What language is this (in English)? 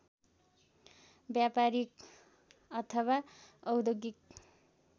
Nepali